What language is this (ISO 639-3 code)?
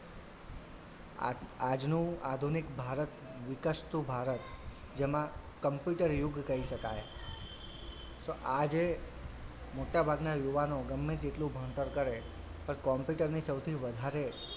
guj